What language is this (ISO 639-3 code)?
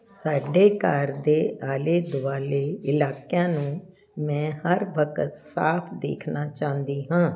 pan